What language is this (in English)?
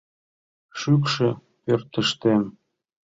Mari